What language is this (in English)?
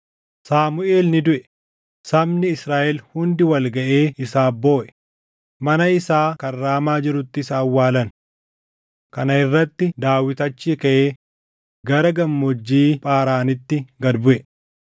Oromo